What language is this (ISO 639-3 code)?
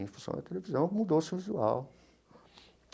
por